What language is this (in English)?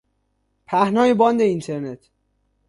Persian